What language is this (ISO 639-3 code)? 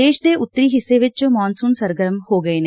pan